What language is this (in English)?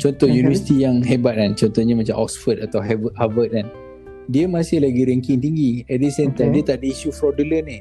Malay